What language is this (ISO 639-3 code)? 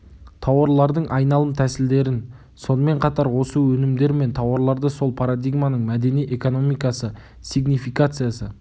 kaz